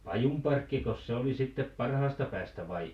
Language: Finnish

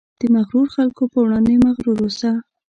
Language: Pashto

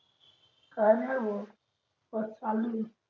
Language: Marathi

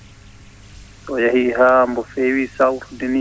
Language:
Fula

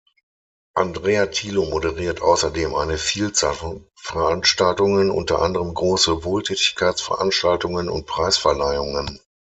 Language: German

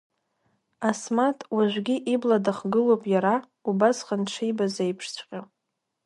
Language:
Abkhazian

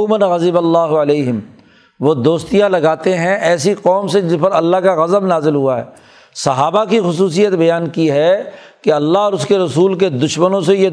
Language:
Urdu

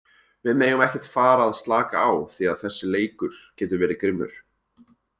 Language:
Icelandic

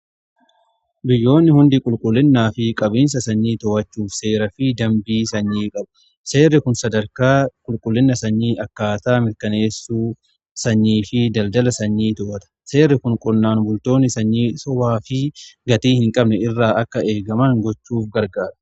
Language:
Oromo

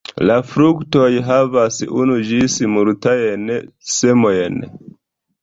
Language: Esperanto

